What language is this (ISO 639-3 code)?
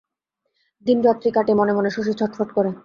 ben